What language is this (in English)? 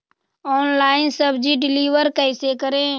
Magahi